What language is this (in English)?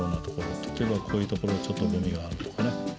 Japanese